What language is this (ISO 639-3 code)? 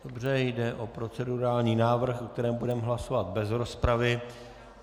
ces